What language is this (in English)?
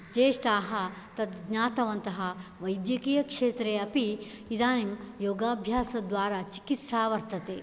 Sanskrit